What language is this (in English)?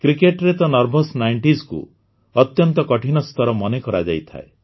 Odia